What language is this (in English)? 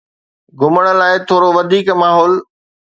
Sindhi